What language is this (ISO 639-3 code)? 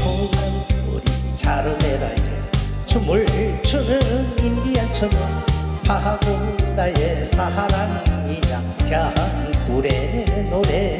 kor